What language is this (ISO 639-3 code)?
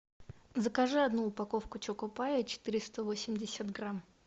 rus